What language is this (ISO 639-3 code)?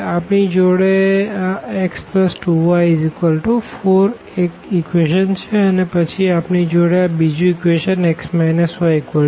guj